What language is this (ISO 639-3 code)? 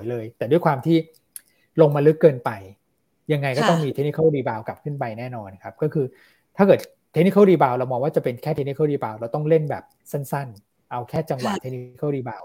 tha